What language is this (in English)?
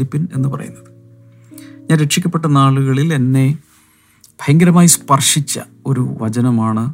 Malayalam